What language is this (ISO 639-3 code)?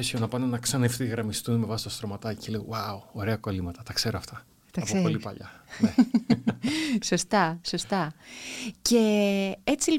ell